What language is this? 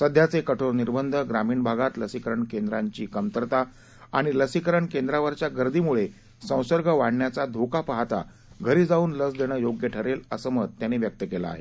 Marathi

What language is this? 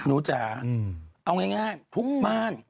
Thai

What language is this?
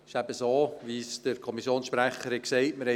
Swiss German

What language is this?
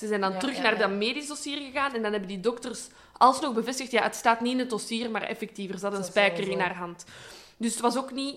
Dutch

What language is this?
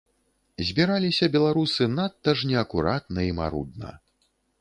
Belarusian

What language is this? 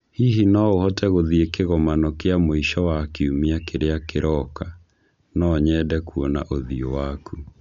Kikuyu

